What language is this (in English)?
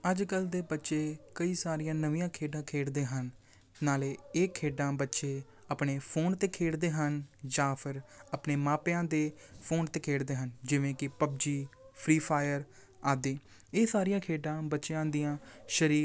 Punjabi